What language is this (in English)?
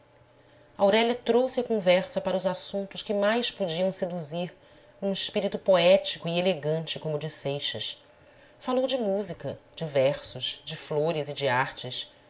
Portuguese